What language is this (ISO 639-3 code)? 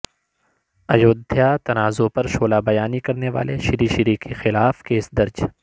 urd